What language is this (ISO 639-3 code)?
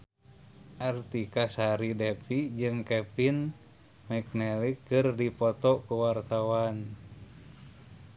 sun